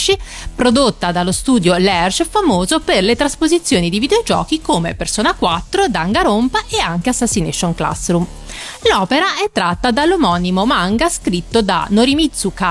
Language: Italian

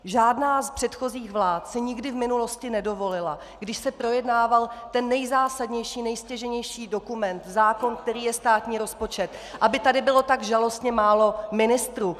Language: Czech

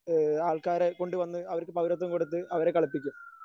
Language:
Malayalam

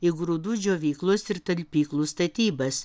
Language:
Lithuanian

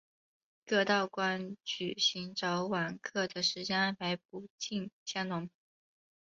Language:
Chinese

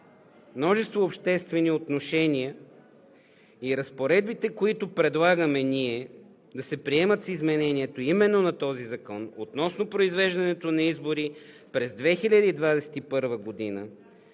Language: Bulgarian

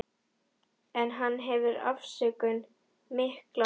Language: Icelandic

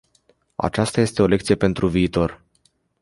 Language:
Romanian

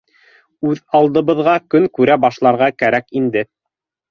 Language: Bashkir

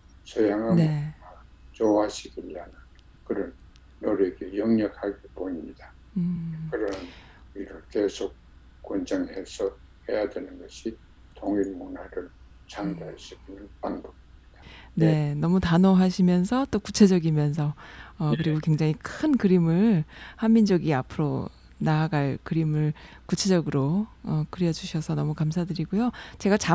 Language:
Korean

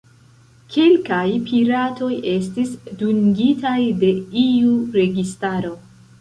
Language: Esperanto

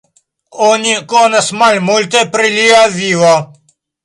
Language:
Esperanto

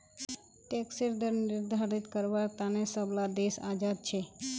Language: Magahi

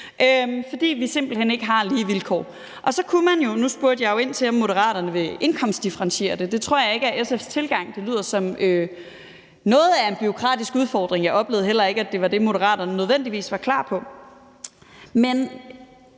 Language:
Danish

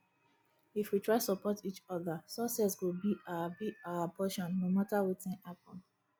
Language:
Nigerian Pidgin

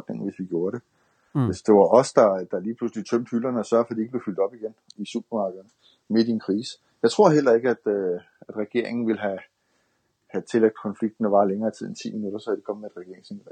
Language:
Danish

